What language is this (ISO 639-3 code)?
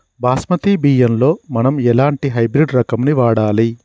tel